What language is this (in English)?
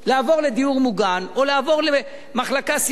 Hebrew